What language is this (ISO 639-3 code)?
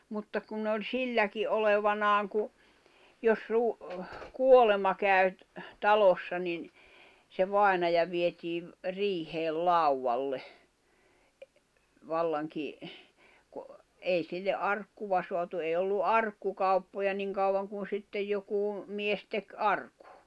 fin